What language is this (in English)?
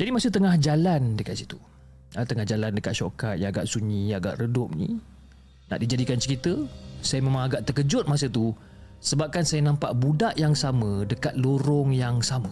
Malay